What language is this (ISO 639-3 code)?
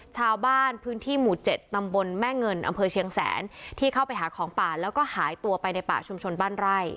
tha